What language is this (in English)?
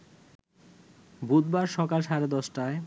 Bangla